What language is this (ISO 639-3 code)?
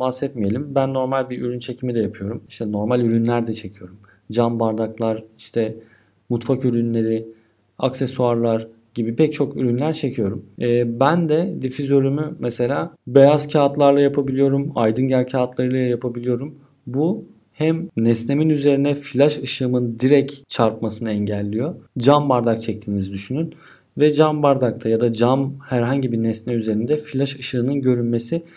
tur